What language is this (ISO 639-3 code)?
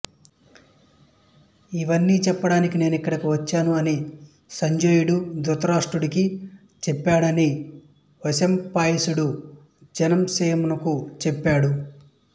tel